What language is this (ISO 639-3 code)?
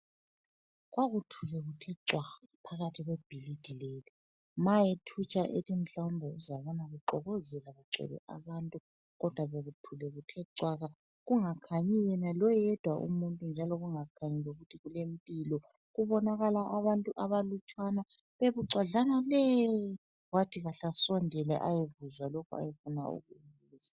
nde